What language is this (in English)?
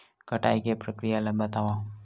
Chhattisgarhi